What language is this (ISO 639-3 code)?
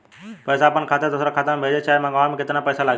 bho